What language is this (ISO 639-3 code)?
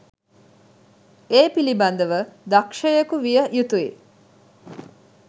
sin